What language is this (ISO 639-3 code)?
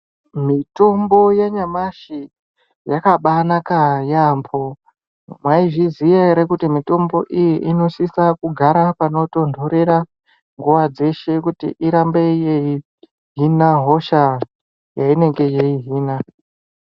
ndc